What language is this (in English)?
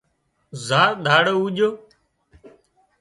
Wadiyara Koli